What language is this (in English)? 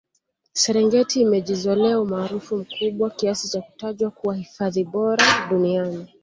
Swahili